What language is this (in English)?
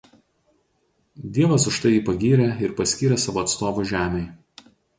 Lithuanian